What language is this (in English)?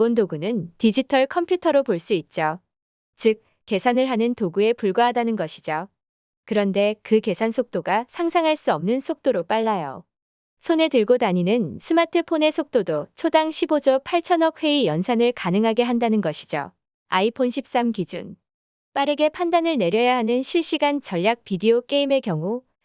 Korean